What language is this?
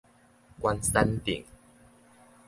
Min Nan Chinese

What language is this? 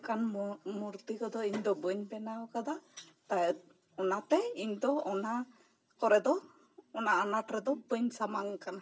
Santali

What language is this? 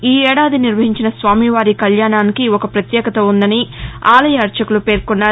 Telugu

